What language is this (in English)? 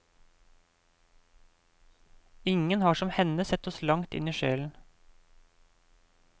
Norwegian